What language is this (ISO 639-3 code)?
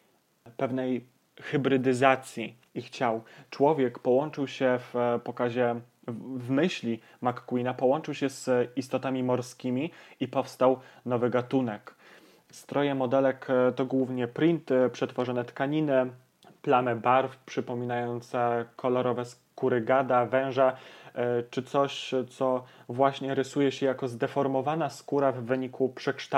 pol